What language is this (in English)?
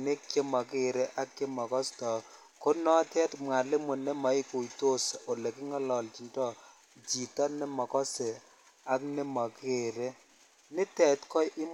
Kalenjin